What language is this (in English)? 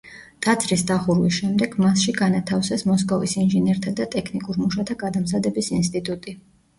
Georgian